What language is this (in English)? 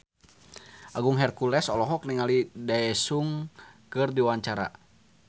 Sundanese